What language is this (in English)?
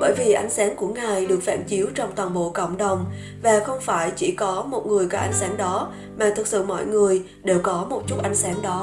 Vietnamese